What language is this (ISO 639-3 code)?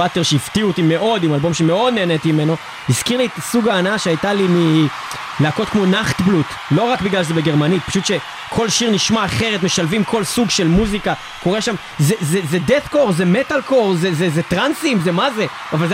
heb